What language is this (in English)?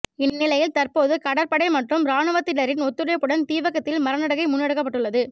Tamil